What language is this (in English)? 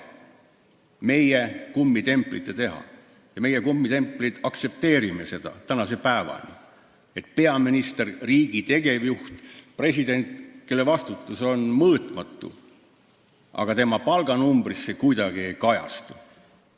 Estonian